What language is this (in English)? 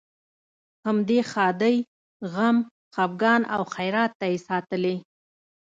Pashto